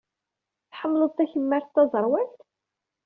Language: Kabyle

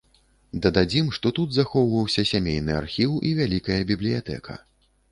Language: Belarusian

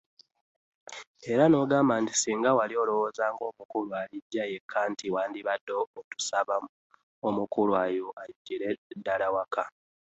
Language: Ganda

